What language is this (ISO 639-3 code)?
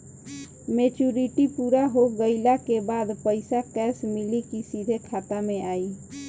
bho